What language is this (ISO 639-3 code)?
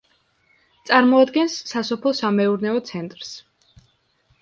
kat